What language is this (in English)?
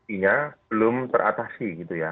Indonesian